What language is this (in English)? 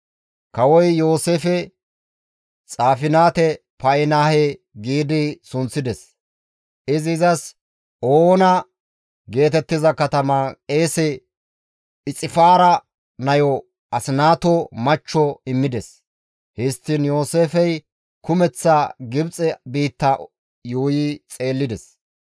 Gamo